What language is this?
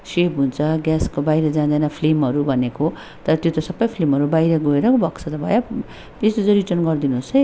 Nepali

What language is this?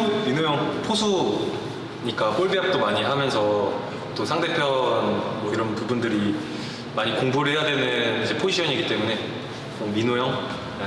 Korean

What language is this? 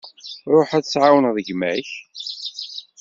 Kabyle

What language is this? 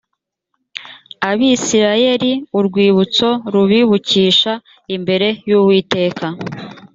Kinyarwanda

